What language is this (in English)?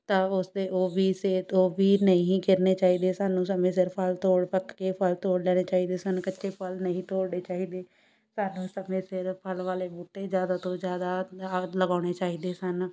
Punjabi